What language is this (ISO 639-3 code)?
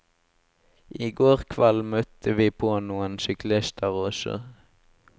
nor